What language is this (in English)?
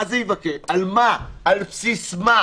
Hebrew